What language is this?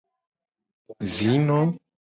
Gen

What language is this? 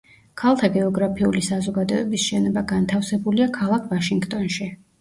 Georgian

